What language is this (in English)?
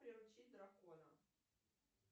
Russian